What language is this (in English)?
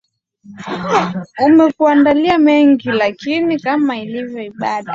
Swahili